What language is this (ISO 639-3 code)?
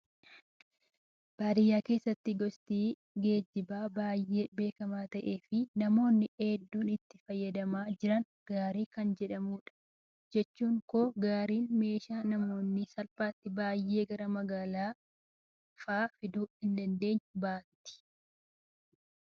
orm